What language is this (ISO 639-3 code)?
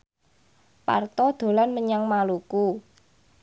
jav